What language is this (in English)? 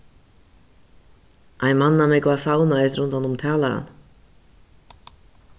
Faroese